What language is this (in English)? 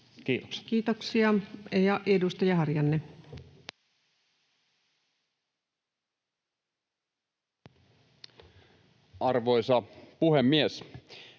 Finnish